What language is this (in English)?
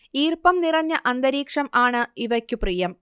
Malayalam